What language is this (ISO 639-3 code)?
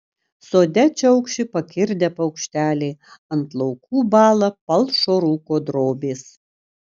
lit